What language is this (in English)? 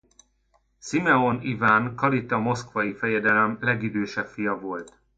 Hungarian